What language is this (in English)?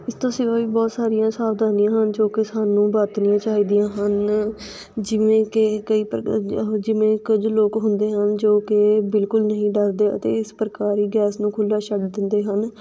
Punjabi